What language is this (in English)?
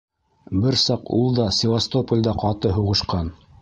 Bashkir